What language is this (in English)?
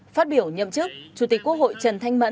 Vietnamese